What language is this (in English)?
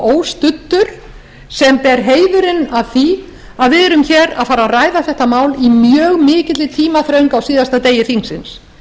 Icelandic